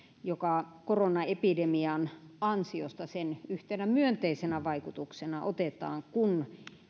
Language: Finnish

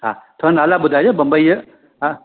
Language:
Sindhi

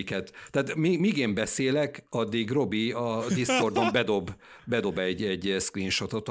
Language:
Hungarian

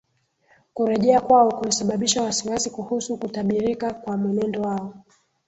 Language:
Swahili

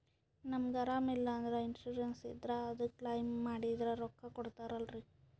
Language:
Kannada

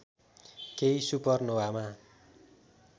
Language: Nepali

